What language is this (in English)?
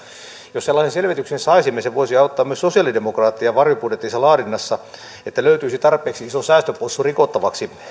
Finnish